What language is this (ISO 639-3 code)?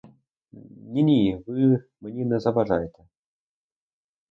ukr